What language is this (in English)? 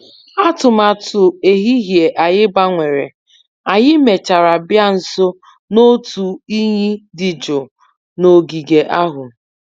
Igbo